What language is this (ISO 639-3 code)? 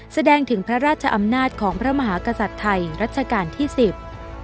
tha